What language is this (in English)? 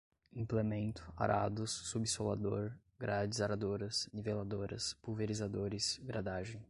Portuguese